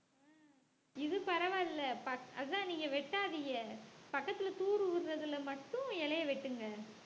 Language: Tamil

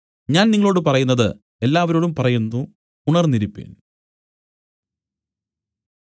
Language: Malayalam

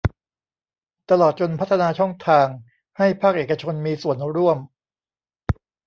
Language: Thai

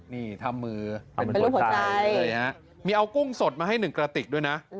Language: Thai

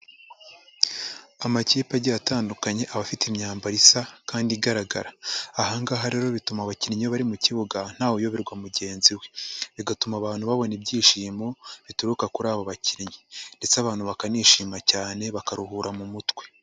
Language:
Kinyarwanda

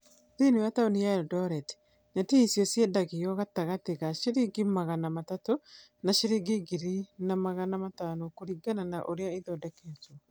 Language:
Kikuyu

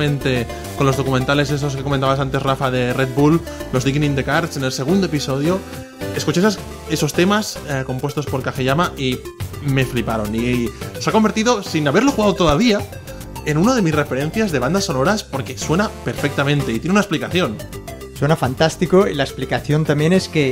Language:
Spanish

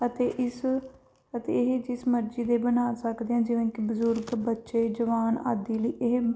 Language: Punjabi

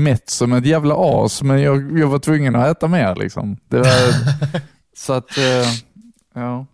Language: Swedish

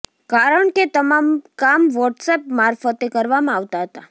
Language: Gujarati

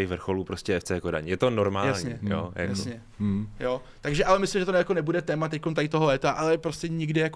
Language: Czech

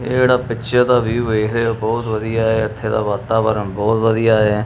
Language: Punjabi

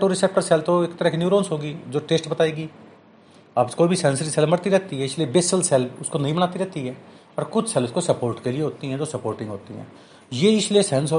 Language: Hindi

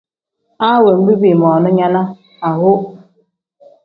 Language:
Tem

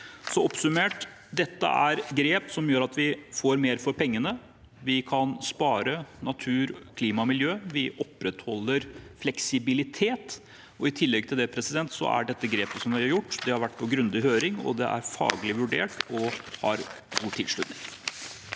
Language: Norwegian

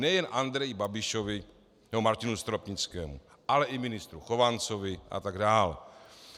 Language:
Czech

